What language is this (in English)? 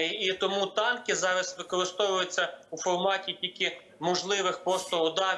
Ukrainian